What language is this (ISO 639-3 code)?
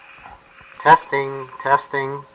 eng